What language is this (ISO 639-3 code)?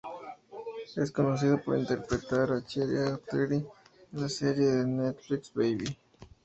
spa